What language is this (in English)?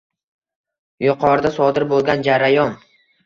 Uzbek